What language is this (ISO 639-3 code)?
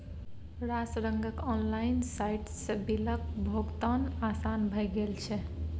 mai